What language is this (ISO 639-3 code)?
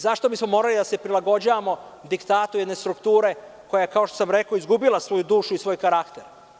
srp